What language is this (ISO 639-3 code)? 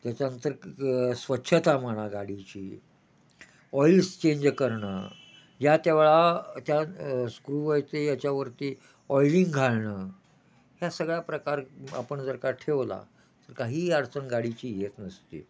mar